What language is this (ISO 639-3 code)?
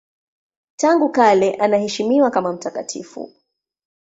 swa